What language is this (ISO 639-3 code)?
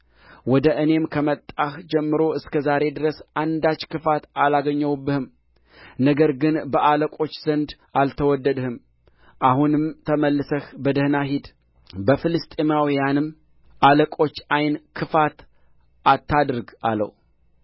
amh